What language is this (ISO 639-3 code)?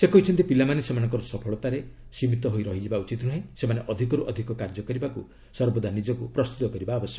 ori